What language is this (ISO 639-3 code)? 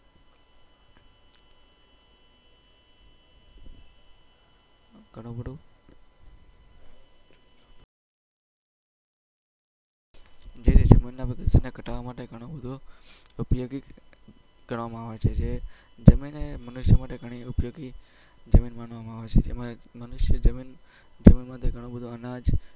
guj